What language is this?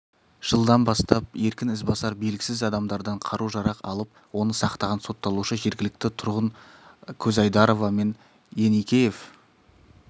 Kazakh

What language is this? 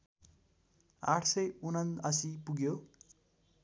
Nepali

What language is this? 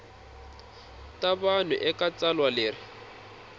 Tsonga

